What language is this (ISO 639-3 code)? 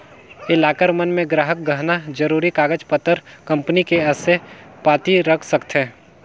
hne